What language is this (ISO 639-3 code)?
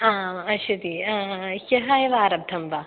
san